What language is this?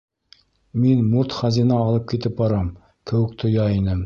Bashkir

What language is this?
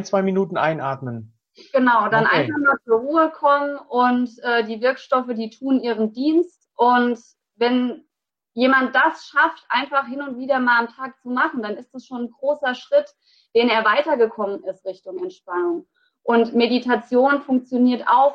German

